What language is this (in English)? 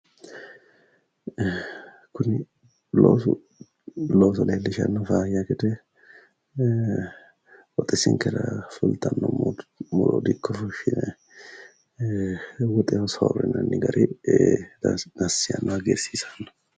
Sidamo